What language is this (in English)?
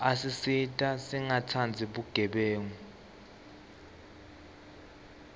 Swati